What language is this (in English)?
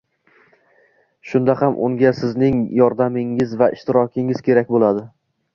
Uzbek